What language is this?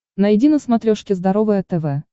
Russian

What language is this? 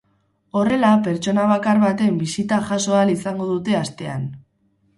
Basque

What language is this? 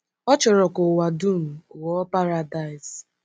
Igbo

